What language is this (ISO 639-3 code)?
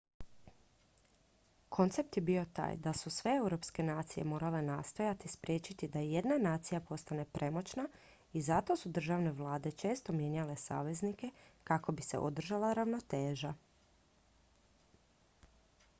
hrv